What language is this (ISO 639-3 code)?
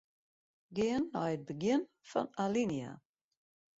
fry